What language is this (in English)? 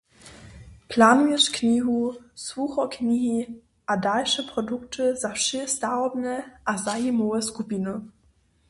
Upper Sorbian